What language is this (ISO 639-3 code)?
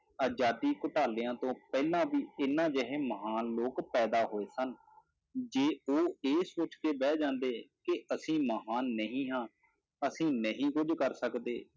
pan